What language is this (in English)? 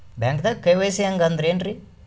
Kannada